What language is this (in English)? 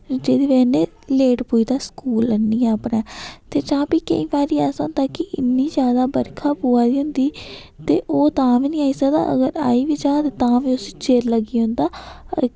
Dogri